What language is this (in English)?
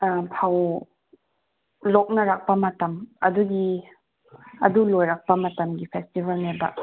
Manipuri